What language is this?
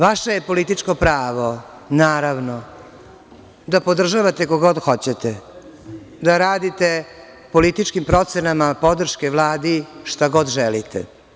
Serbian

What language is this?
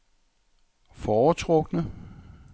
Danish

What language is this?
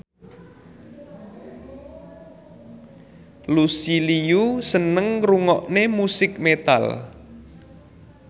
Javanese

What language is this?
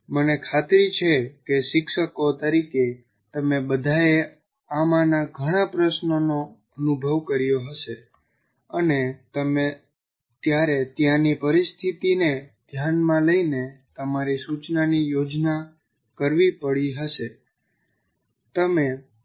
Gujarati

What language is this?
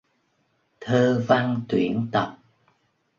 Vietnamese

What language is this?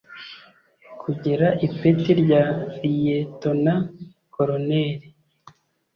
Kinyarwanda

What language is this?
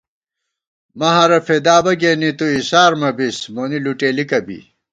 Gawar-Bati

